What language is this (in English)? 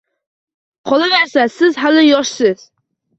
Uzbek